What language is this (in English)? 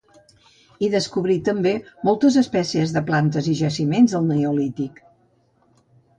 Catalan